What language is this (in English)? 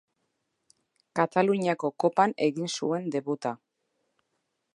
Basque